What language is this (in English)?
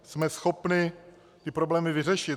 Czech